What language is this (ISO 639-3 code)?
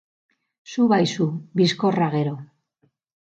eus